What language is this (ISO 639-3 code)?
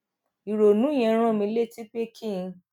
yor